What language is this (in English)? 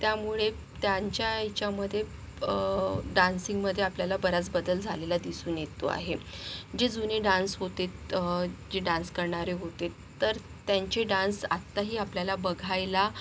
Marathi